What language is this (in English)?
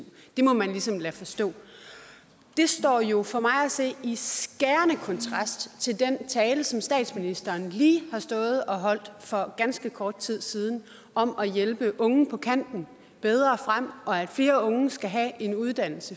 Danish